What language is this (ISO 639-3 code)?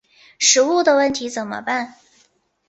zho